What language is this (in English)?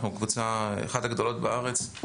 Hebrew